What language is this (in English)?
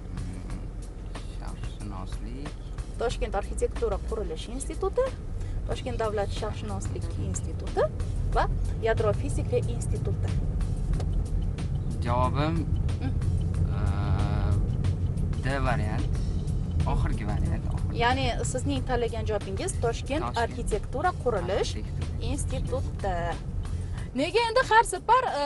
Turkish